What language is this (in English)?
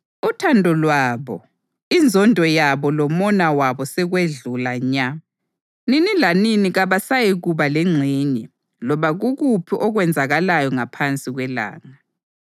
North Ndebele